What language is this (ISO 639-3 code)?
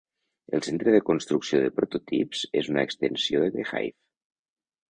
cat